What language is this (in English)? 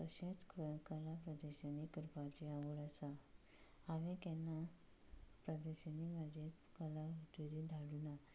Konkani